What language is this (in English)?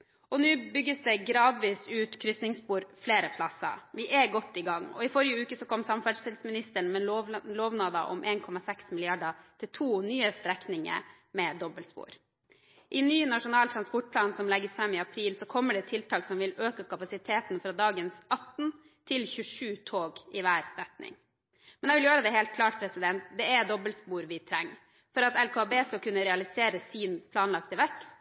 Norwegian Bokmål